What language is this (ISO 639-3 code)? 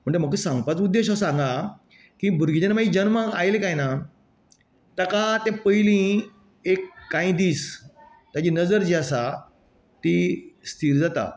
kok